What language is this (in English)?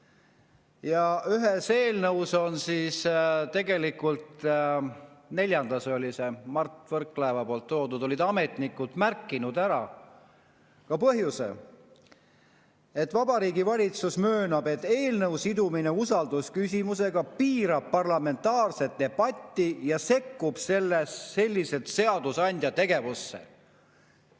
Estonian